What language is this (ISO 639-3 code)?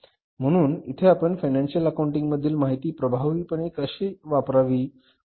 mar